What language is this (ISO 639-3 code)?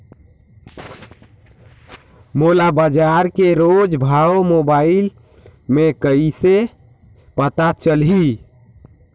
hne